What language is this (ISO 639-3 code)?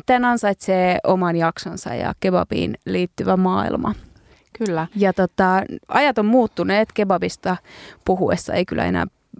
fin